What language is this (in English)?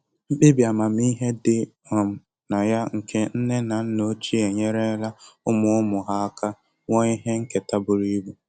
Igbo